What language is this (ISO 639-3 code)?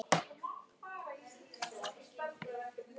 isl